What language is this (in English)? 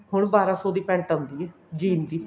Punjabi